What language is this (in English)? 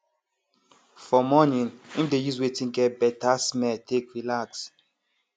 Nigerian Pidgin